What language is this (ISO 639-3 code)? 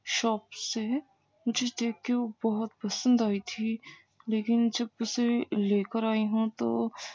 urd